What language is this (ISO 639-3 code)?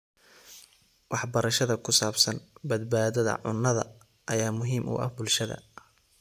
som